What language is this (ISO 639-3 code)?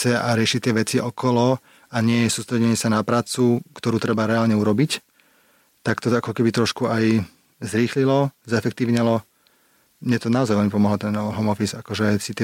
slk